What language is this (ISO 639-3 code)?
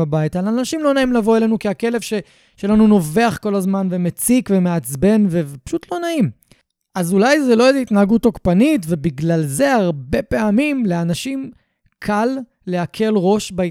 heb